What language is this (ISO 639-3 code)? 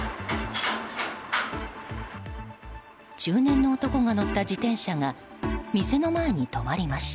jpn